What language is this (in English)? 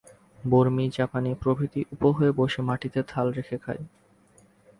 Bangla